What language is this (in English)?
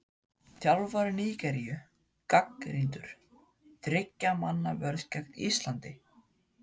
Icelandic